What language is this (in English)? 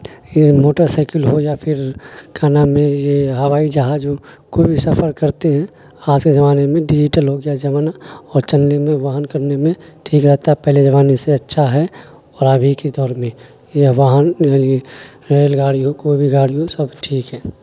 Urdu